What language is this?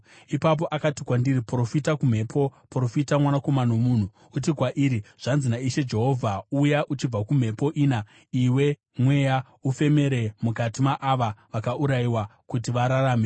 Shona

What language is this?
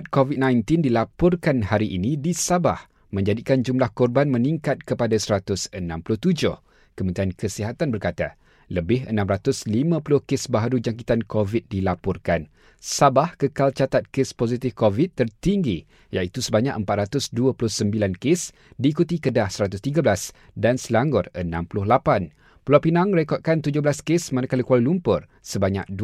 Malay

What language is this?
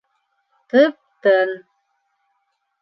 Bashkir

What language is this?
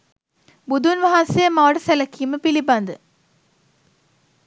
Sinhala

